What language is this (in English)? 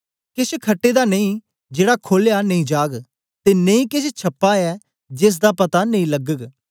Dogri